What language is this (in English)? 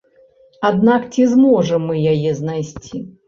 Belarusian